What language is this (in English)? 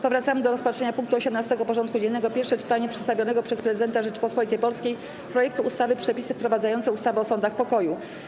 Polish